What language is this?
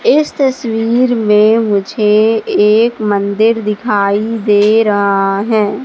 Hindi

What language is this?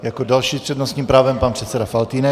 Czech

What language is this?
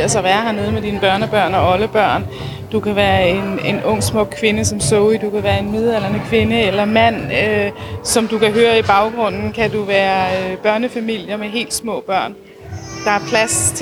Danish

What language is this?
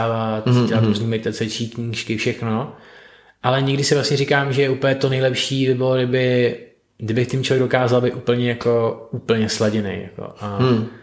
Czech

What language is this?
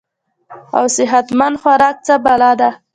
Pashto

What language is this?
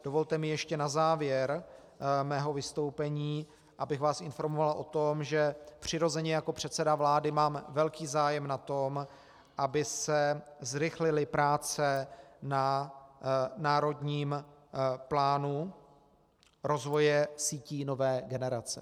Czech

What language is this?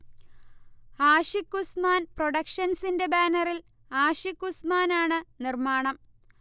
Malayalam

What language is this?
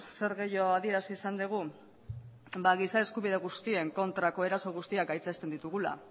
Basque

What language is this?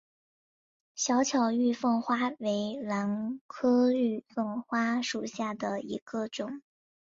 Chinese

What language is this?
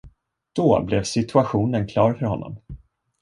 Swedish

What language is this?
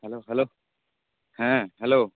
Santali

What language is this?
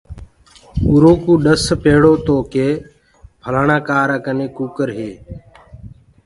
Gurgula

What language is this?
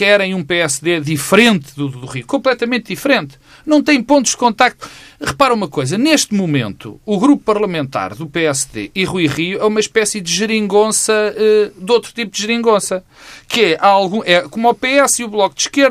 Portuguese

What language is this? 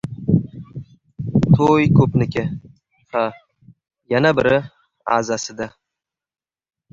Uzbek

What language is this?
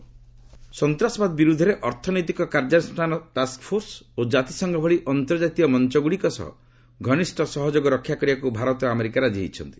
Odia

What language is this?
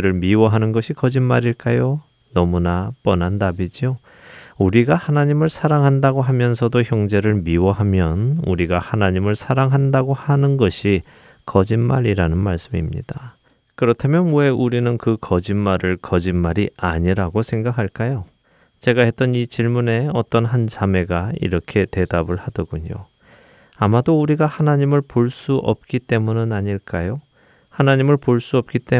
Korean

